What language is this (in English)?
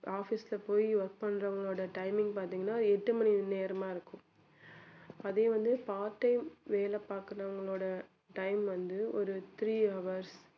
Tamil